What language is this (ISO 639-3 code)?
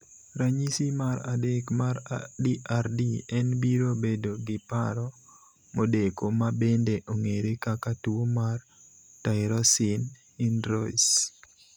luo